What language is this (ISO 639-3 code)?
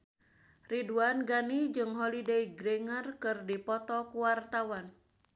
sun